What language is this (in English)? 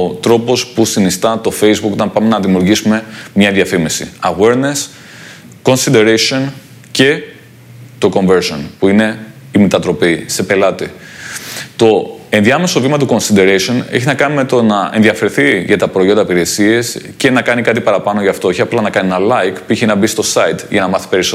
Greek